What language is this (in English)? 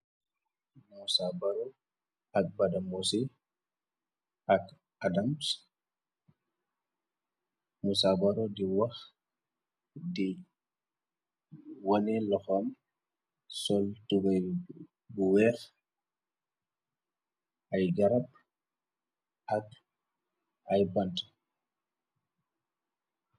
Wolof